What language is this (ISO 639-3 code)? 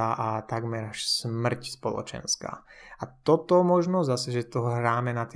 slk